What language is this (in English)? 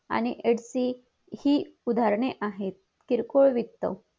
Marathi